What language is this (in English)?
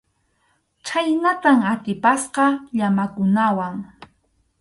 Arequipa-La Unión Quechua